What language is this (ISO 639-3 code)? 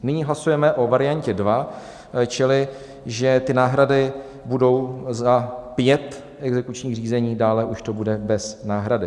ces